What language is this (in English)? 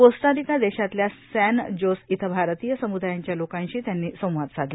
Marathi